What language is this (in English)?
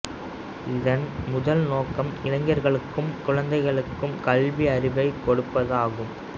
Tamil